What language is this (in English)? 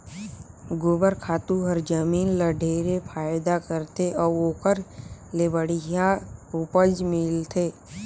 Chhattisgarhi